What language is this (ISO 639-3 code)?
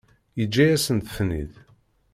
kab